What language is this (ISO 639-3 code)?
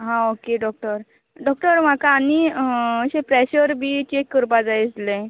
kok